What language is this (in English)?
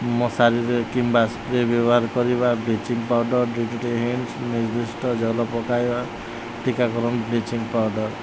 Odia